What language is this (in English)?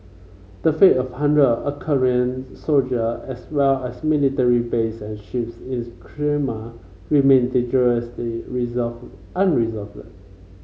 English